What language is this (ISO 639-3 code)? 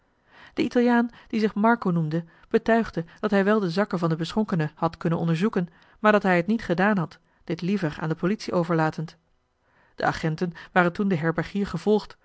nld